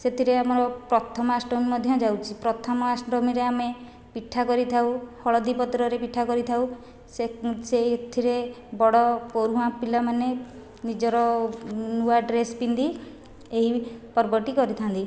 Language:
Odia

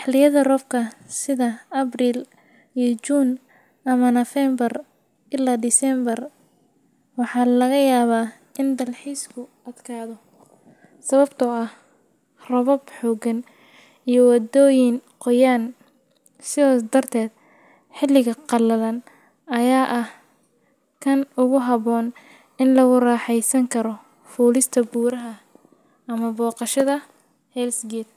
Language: Somali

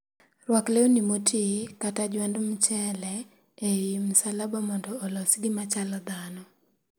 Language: Luo (Kenya and Tanzania)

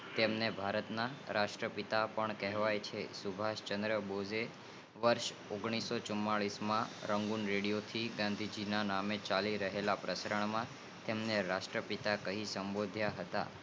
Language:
Gujarati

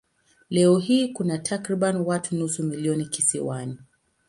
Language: Swahili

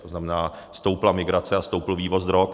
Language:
Czech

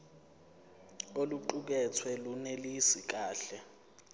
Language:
Zulu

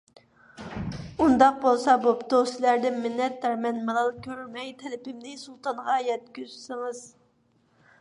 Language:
Uyghur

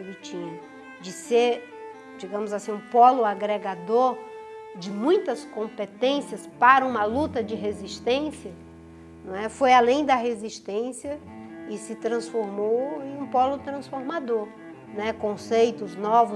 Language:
Portuguese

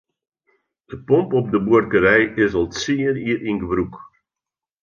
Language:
Western Frisian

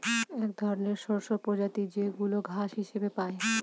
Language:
Bangla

